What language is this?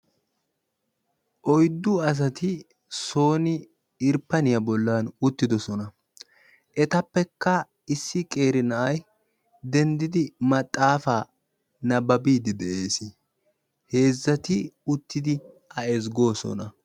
Wolaytta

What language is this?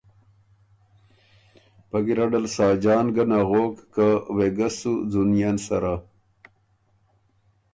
Ormuri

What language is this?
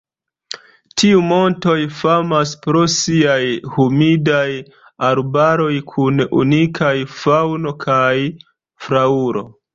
Esperanto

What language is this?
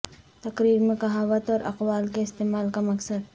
Urdu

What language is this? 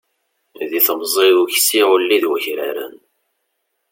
Kabyle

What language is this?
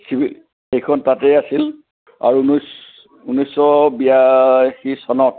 Assamese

